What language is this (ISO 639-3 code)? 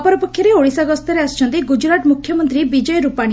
ori